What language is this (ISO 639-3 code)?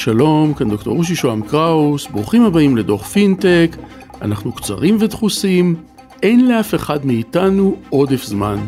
heb